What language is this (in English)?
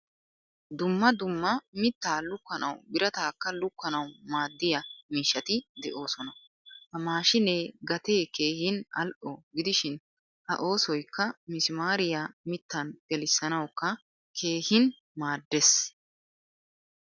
Wolaytta